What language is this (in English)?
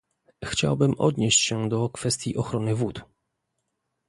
Polish